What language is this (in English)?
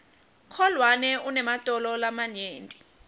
Swati